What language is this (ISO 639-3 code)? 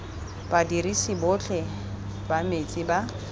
tsn